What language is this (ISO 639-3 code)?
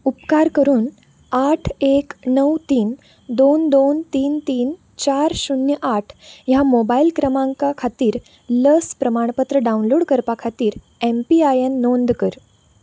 kok